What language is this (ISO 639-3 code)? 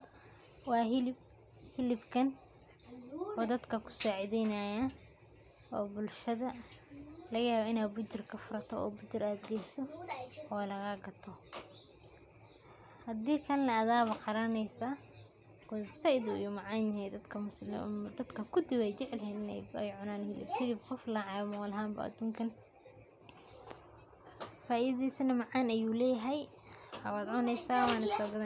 som